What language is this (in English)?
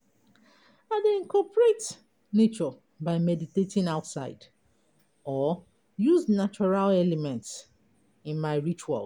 Nigerian Pidgin